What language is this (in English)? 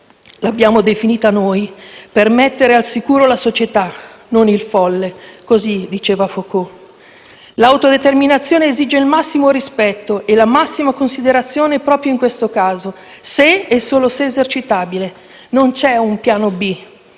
Italian